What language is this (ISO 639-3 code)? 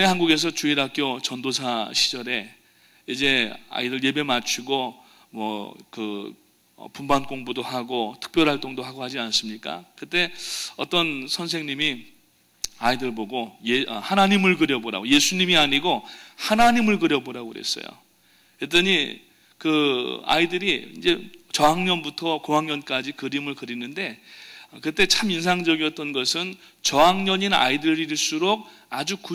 kor